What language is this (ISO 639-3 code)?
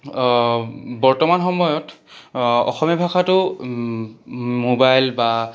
asm